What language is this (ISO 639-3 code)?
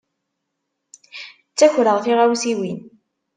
kab